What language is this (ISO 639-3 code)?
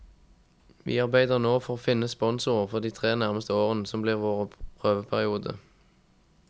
nor